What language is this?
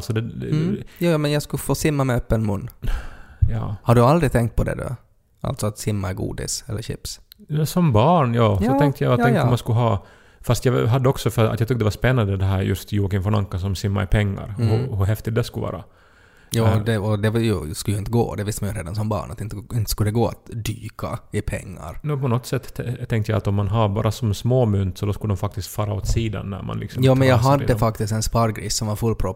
Swedish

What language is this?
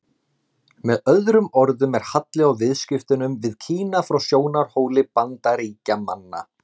Icelandic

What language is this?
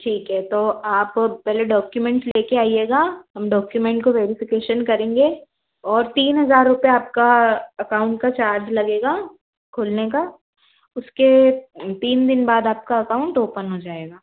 Hindi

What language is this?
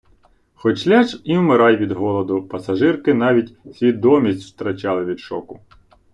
Ukrainian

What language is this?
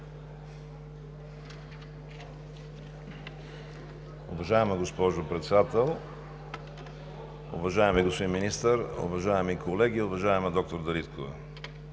Bulgarian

